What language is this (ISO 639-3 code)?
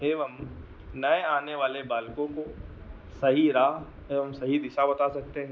hin